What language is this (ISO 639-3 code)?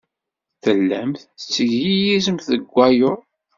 kab